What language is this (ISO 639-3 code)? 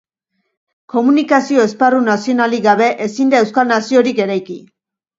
eus